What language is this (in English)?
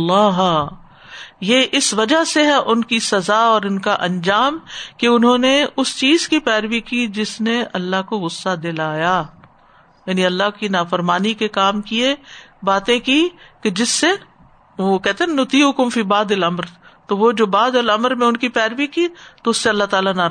Urdu